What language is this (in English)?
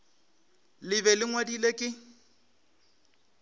Northern Sotho